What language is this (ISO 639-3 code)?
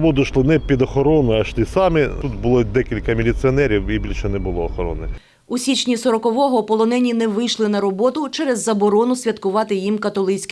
ukr